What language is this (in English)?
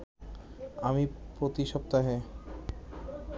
Bangla